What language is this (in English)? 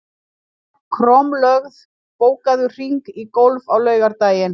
Icelandic